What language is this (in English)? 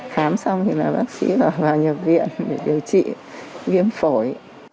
Vietnamese